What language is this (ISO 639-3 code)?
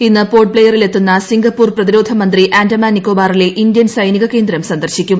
mal